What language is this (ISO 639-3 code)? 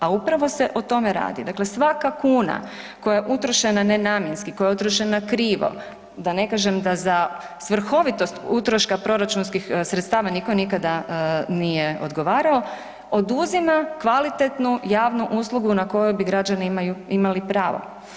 hrv